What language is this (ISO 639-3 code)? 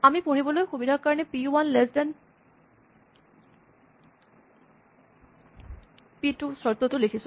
asm